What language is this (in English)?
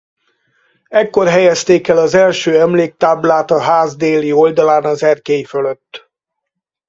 Hungarian